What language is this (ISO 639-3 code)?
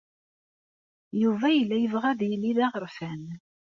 kab